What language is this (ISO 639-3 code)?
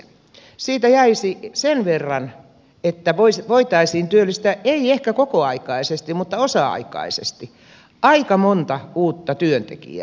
fin